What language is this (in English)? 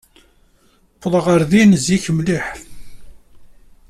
Kabyle